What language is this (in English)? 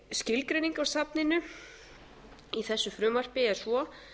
Icelandic